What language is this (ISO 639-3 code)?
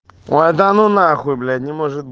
rus